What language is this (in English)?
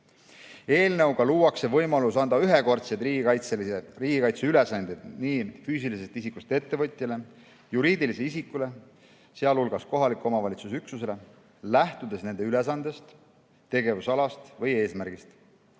Estonian